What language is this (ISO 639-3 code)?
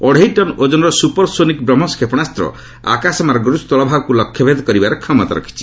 ori